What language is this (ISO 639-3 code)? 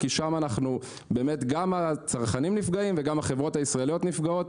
heb